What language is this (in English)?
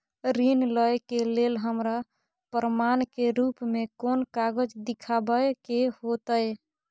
Maithili